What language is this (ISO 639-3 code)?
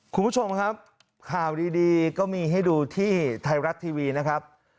tha